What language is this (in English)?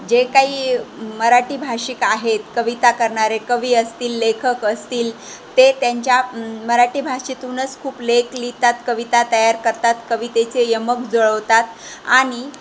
Marathi